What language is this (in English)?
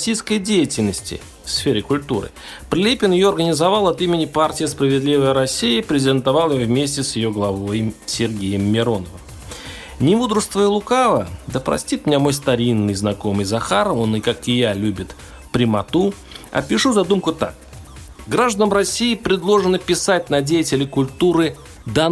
Russian